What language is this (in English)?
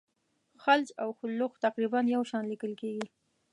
Pashto